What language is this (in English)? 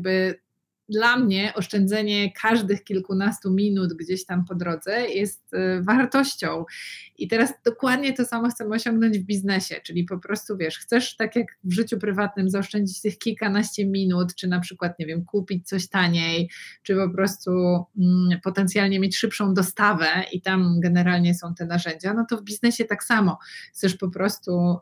Polish